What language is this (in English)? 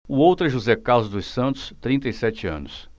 Portuguese